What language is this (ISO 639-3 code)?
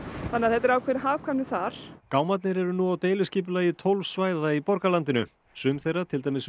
isl